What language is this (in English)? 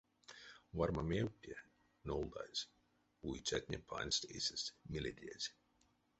Erzya